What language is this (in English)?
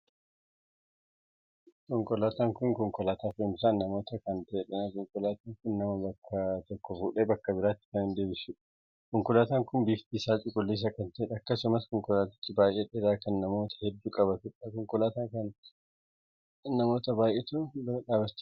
Oromo